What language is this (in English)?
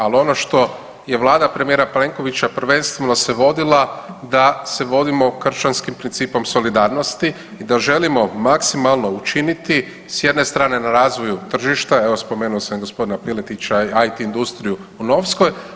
Croatian